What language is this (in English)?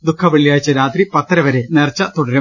Malayalam